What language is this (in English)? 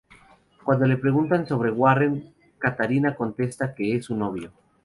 Spanish